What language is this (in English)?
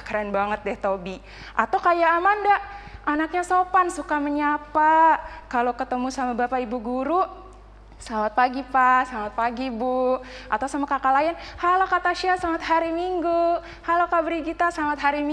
Indonesian